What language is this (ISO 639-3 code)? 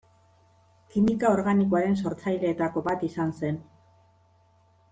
eus